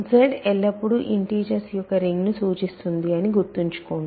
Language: Telugu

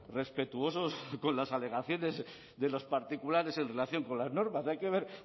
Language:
Spanish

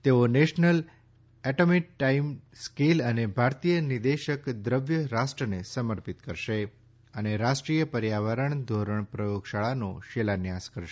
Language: Gujarati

